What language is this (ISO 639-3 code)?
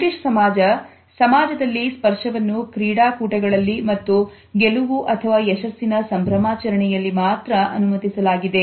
kan